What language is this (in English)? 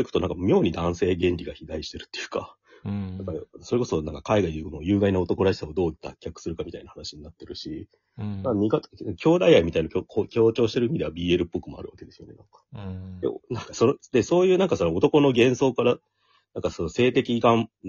Japanese